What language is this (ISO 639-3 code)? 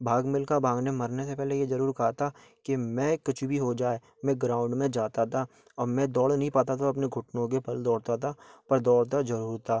hin